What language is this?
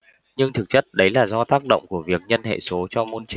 Vietnamese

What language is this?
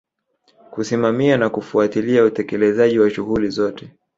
Swahili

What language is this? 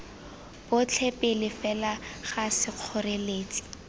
Tswana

